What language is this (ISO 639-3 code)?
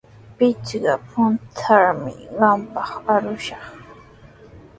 qws